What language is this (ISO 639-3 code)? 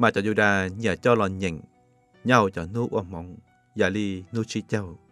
tha